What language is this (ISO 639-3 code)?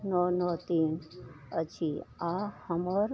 mai